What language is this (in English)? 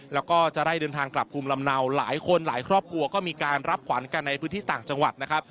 Thai